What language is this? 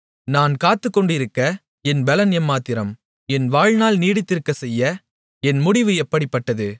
Tamil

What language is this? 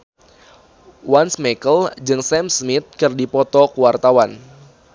Sundanese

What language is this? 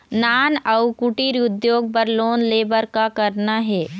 Chhattisgarhi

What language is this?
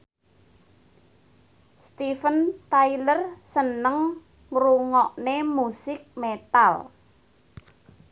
Javanese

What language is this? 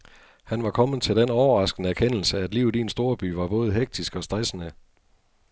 Danish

